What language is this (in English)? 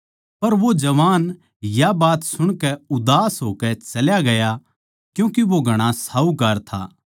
Haryanvi